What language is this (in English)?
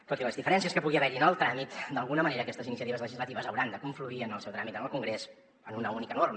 Catalan